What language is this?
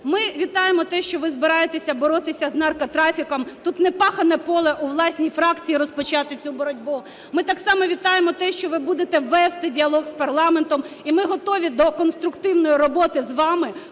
Ukrainian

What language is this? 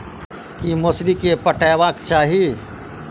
Maithili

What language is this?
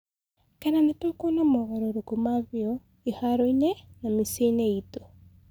Kikuyu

